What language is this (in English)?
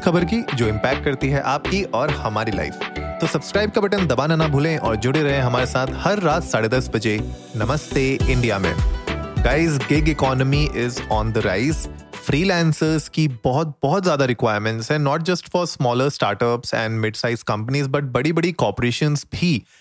Hindi